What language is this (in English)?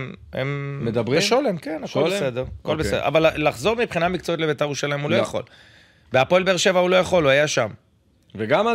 Hebrew